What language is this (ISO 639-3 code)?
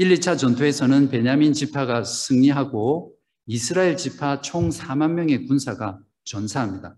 kor